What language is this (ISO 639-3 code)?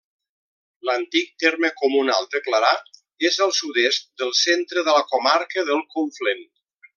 cat